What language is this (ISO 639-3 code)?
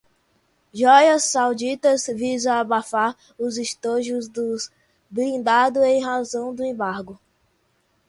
por